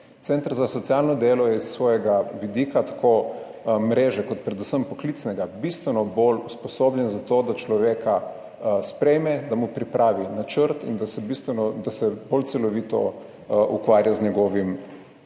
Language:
Slovenian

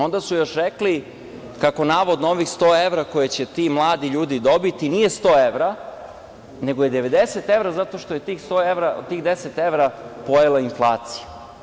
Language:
Serbian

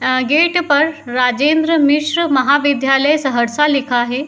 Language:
Hindi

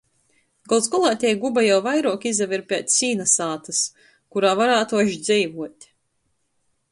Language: Latgalian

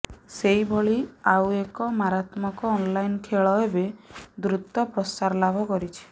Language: Odia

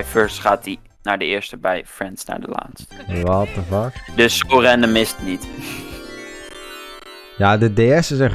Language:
Dutch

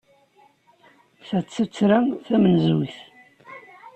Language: Kabyle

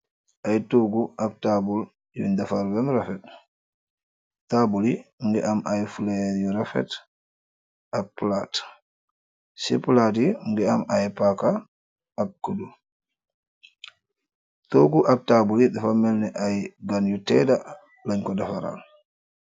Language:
Wolof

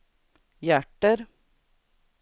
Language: Swedish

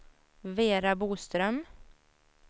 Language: Swedish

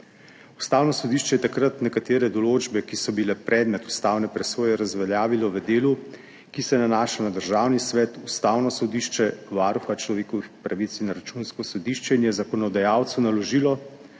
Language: Slovenian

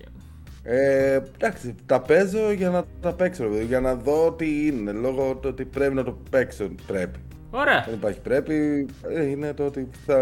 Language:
Greek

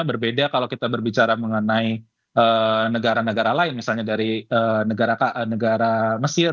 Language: Indonesian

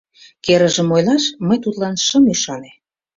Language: Mari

